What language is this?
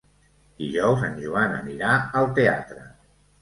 Catalan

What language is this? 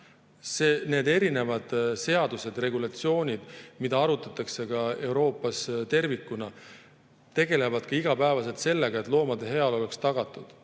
Estonian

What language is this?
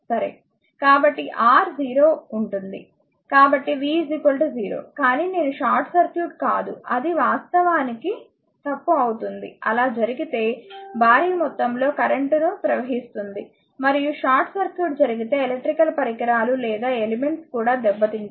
Telugu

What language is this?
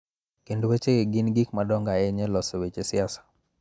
Luo (Kenya and Tanzania)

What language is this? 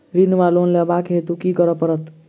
Maithili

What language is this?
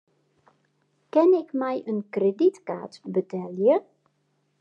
Western Frisian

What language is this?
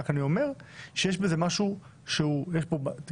Hebrew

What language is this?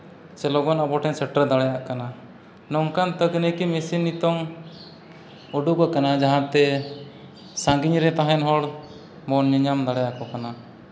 Santali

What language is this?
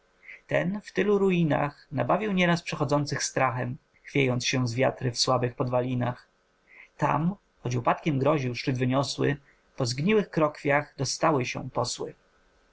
Polish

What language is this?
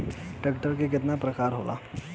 Bhojpuri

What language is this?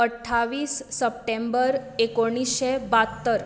Konkani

